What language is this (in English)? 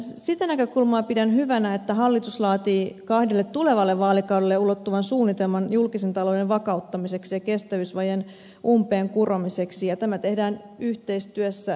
Finnish